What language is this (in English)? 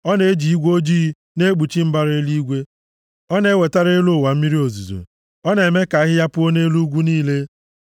Igbo